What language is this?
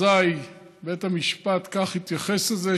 Hebrew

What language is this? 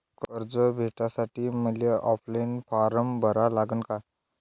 Marathi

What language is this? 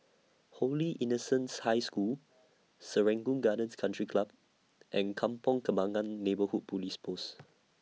English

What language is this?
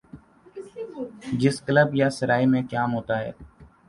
Urdu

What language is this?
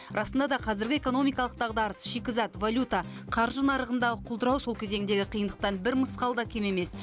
Kazakh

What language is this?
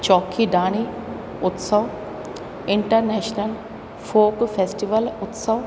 Sindhi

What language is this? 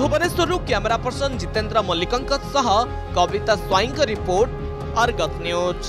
Hindi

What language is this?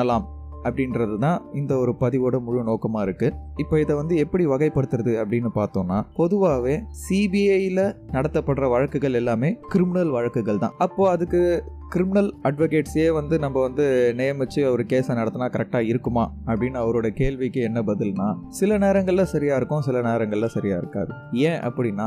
Tamil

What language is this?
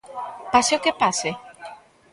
Galician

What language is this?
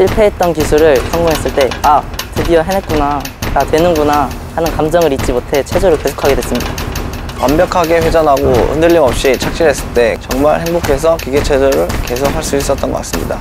Korean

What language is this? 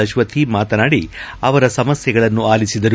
Kannada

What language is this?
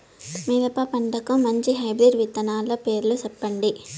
Telugu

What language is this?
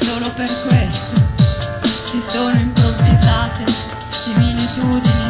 Italian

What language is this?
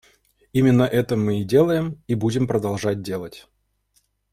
Russian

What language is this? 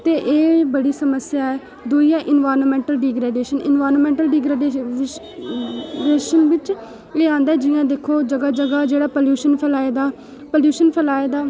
Dogri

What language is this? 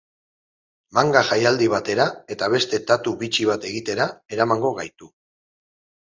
Basque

